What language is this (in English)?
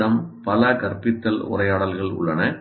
Tamil